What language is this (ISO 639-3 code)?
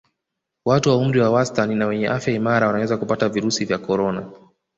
swa